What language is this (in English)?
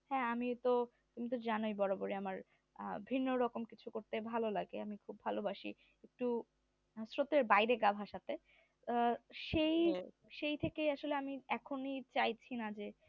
Bangla